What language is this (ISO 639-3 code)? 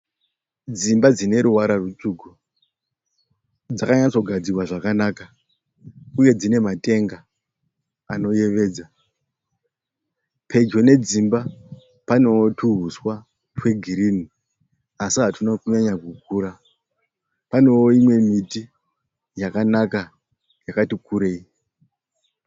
sna